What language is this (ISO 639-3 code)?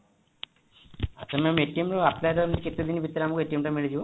ori